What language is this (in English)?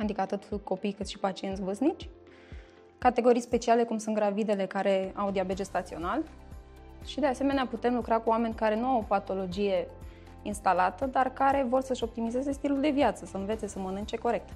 Romanian